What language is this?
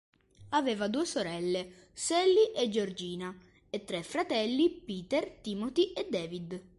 Italian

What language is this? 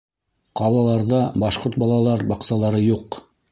Bashkir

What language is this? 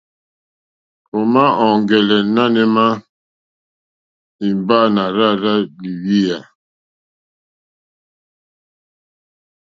Mokpwe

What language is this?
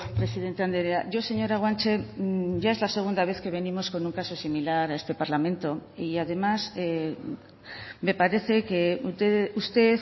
Spanish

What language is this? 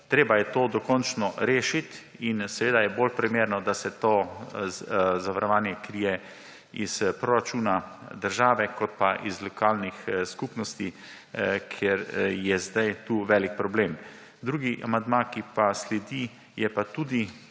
Slovenian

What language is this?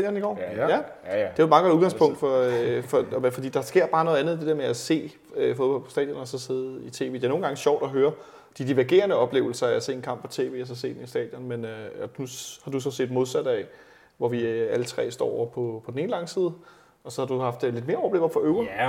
Danish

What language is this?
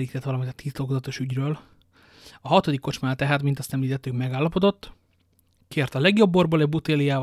Hungarian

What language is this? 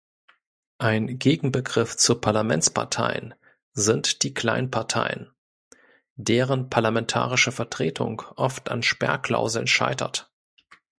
German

